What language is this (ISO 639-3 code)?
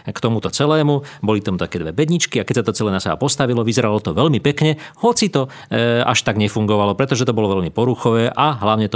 slk